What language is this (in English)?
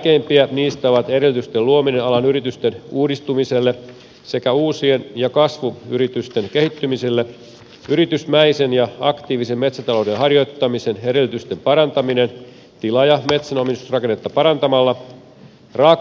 Finnish